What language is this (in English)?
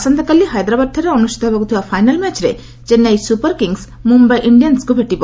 Odia